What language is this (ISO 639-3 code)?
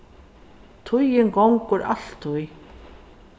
fao